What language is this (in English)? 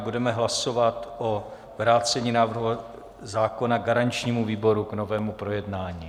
Czech